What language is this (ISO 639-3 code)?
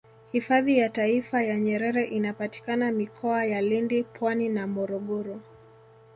swa